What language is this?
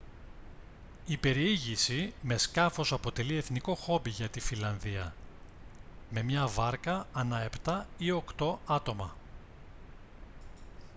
Greek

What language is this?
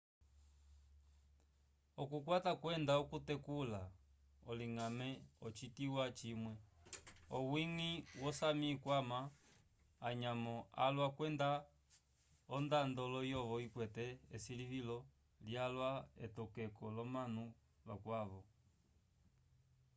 Umbundu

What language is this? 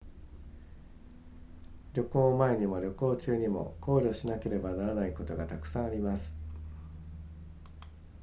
Japanese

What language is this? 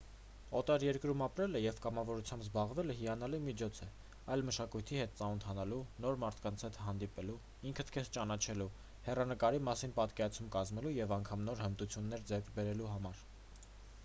Armenian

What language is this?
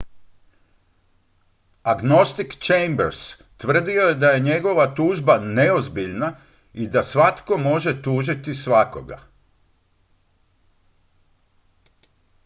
Croatian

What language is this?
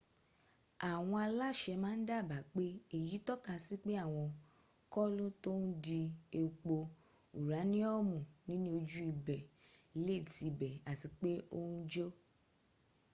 Yoruba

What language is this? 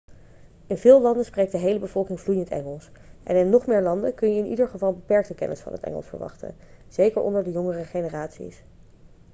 Dutch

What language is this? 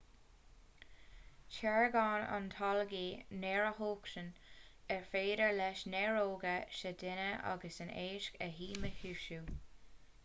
Irish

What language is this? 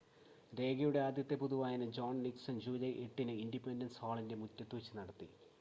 Malayalam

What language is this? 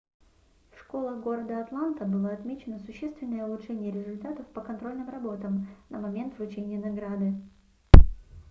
Russian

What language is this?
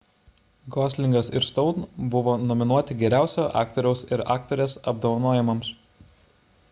Lithuanian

